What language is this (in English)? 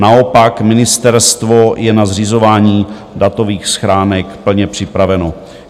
Czech